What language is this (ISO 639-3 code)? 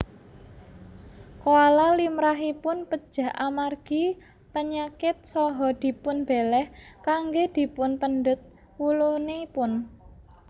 jav